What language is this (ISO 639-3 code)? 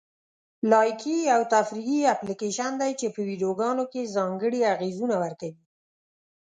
pus